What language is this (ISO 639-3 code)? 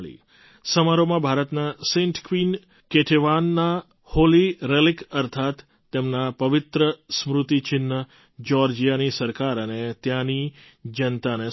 guj